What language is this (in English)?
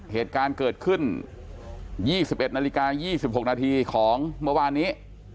Thai